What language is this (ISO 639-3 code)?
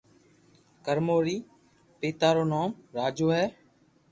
lrk